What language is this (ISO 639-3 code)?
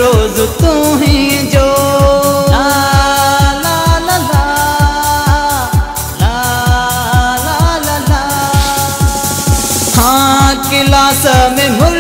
hin